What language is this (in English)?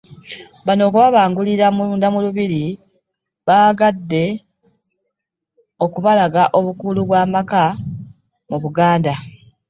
Ganda